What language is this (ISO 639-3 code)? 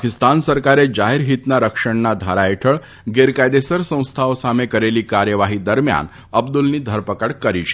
guj